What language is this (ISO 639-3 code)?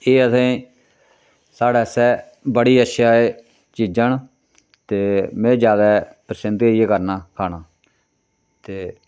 doi